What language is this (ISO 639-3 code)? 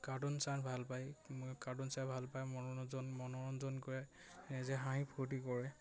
asm